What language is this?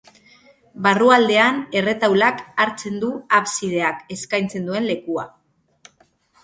Basque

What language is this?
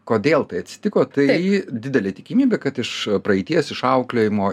Lithuanian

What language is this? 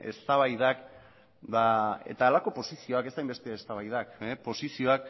Basque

